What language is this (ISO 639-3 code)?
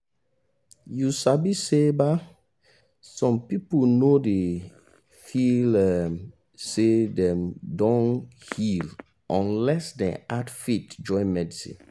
pcm